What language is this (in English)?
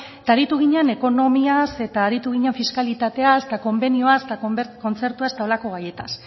Basque